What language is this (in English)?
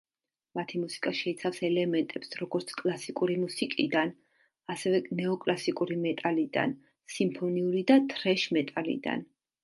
Georgian